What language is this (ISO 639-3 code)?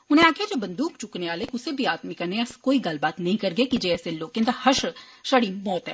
doi